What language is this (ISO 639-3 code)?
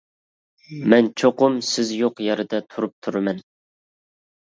uig